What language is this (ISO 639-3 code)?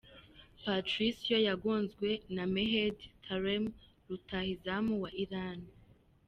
kin